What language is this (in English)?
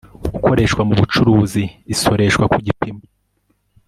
Kinyarwanda